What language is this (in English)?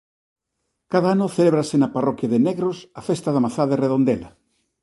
Galician